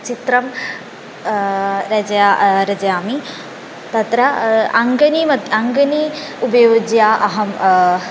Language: Sanskrit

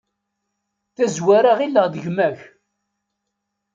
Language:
Kabyle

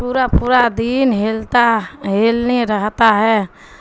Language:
Urdu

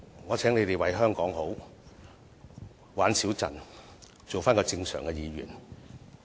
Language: Cantonese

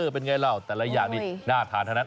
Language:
Thai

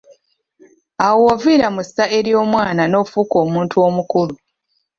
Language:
Ganda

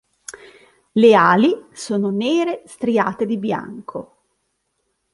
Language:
Italian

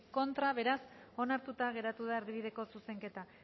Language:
Basque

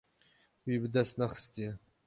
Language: Kurdish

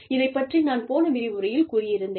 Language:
Tamil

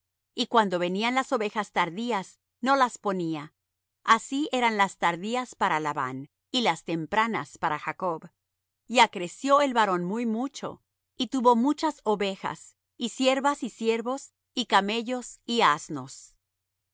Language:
Spanish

